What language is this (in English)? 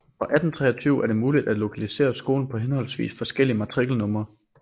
Danish